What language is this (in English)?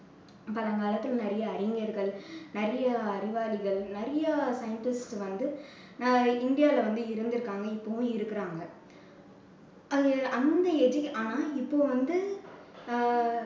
Tamil